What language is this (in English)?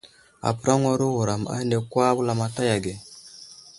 Wuzlam